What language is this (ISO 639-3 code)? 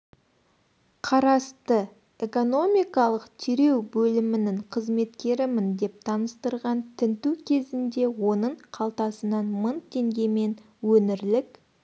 kaz